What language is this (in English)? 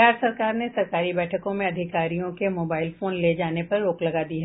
Hindi